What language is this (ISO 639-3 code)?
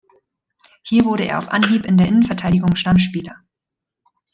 deu